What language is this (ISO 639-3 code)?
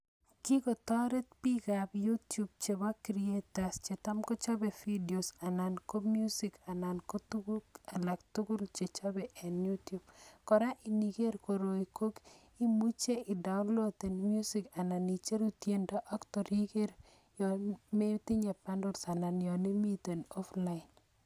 kln